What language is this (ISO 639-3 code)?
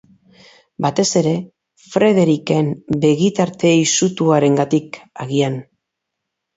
eus